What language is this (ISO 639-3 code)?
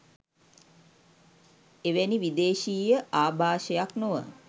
sin